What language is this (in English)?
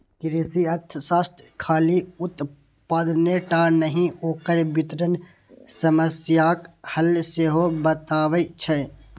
Maithili